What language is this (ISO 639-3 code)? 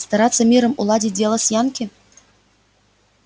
rus